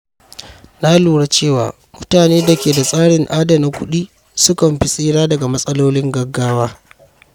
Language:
Hausa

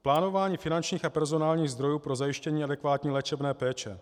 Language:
Czech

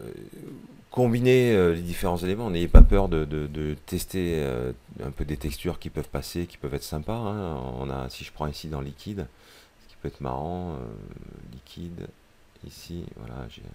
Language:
French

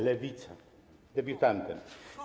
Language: Polish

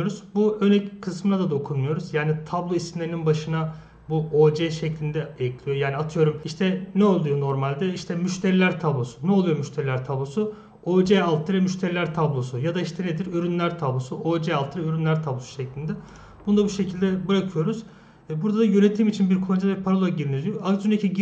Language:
Turkish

